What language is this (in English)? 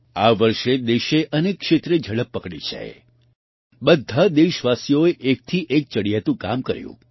Gujarati